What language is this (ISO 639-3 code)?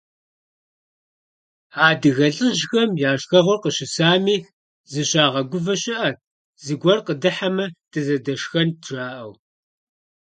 kbd